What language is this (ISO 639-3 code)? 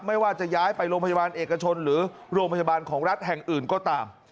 tha